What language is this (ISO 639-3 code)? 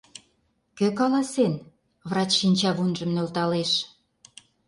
chm